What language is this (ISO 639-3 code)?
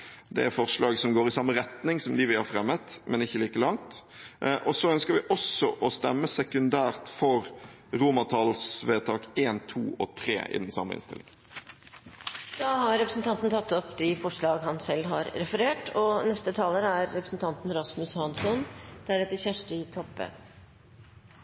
nor